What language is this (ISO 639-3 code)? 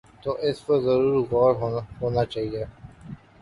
urd